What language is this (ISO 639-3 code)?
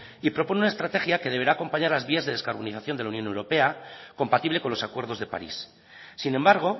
spa